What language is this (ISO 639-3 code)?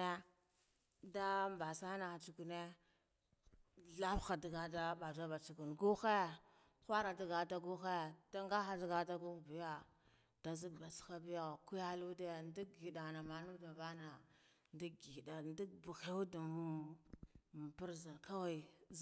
gdf